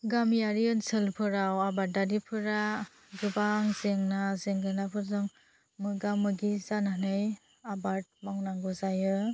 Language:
Bodo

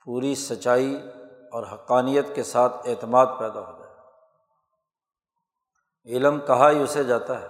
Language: Urdu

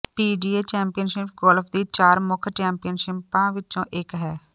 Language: Punjabi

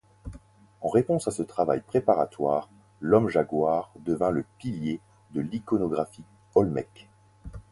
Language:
French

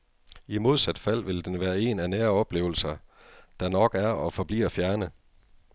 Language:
Danish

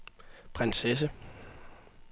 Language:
Danish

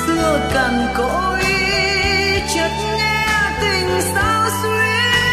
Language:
Vietnamese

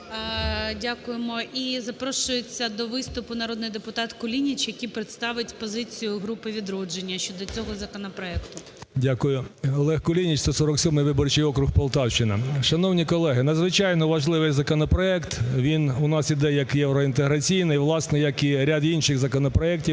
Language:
Ukrainian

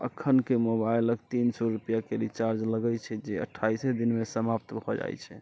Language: Maithili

